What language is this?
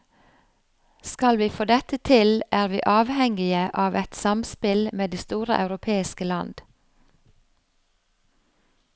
Norwegian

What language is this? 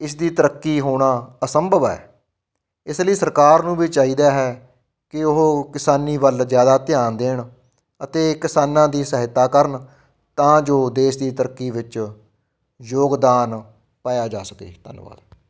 Punjabi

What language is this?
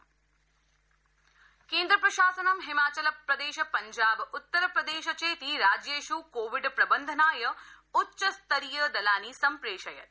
Sanskrit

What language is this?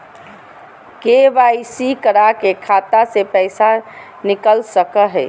Magahi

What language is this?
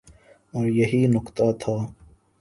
Urdu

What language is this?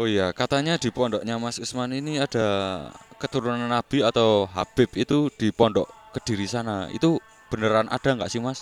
Indonesian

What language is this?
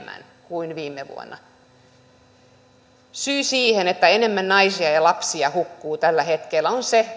Finnish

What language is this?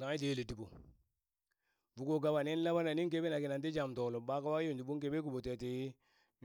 Burak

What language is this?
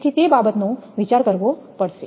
Gujarati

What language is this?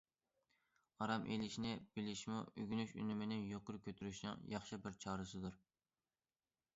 Uyghur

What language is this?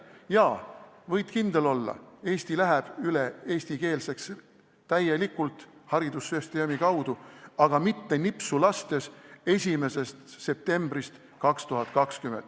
Estonian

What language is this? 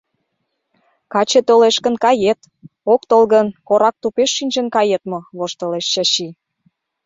Mari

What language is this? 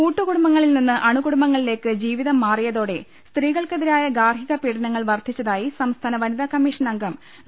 Malayalam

